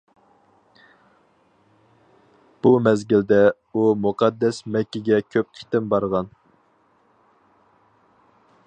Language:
Uyghur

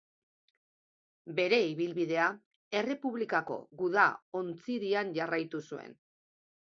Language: Basque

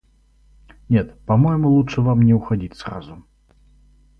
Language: Russian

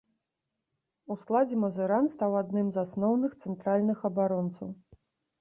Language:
Belarusian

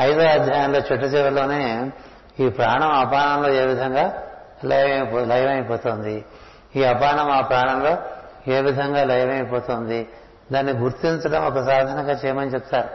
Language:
Telugu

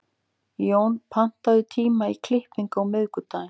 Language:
Icelandic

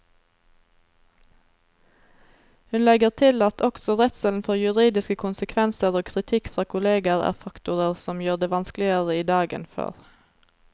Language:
Norwegian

